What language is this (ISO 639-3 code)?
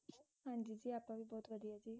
pan